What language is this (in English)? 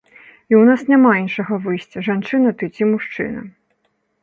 Belarusian